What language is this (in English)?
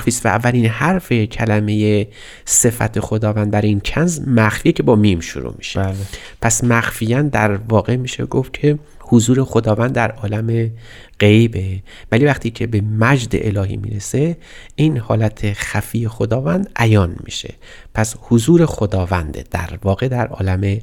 Persian